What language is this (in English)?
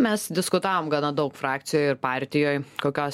Lithuanian